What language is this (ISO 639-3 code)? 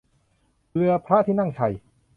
tha